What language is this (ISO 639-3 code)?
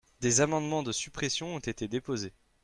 fra